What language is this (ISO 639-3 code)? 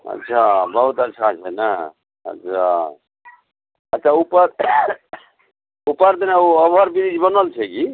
mai